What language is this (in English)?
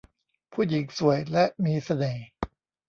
Thai